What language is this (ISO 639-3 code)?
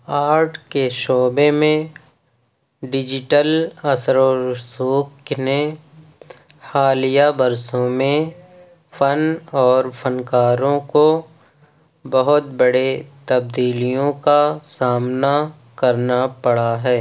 urd